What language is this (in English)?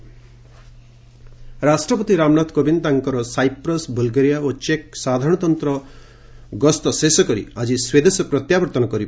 Odia